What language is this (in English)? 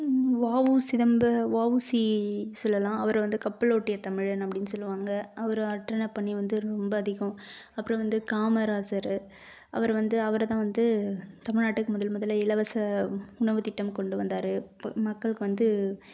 Tamil